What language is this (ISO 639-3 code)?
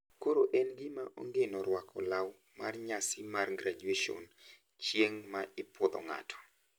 luo